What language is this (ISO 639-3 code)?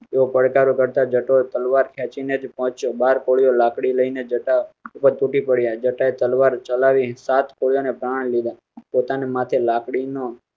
guj